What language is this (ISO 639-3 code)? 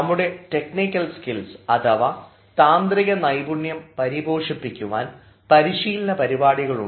mal